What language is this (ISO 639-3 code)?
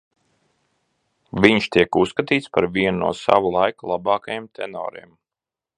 lav